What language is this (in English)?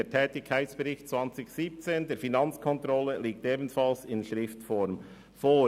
Swiss German